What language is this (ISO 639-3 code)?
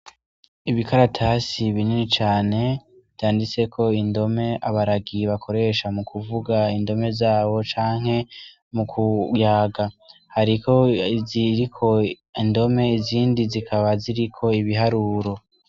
run